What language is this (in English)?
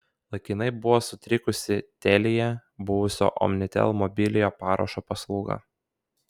Lithuanian